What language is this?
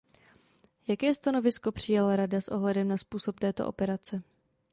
Czech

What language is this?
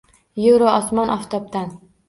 Uzbek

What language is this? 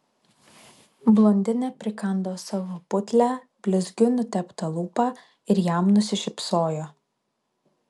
Lithuanian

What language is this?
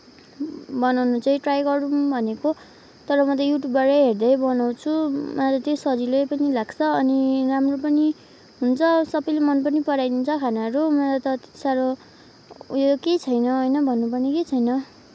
Nepali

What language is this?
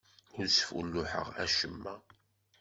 Kabyle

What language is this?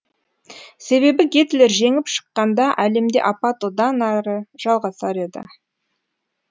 Kazakh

